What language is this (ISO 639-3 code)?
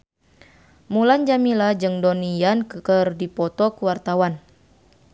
sun